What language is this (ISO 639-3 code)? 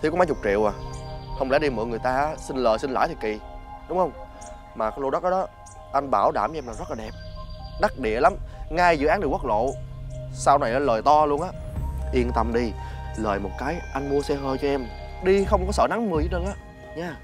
vie